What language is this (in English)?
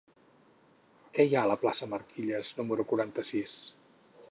Catalan